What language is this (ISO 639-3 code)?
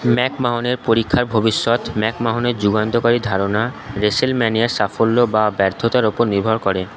ben